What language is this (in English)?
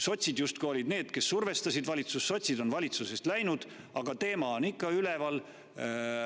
Estonian